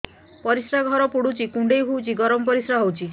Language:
Odia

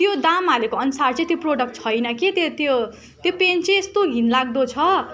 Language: Nepali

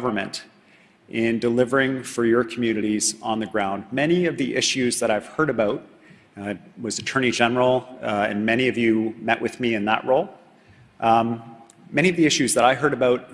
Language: English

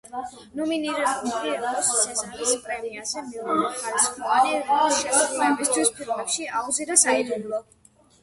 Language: Georgian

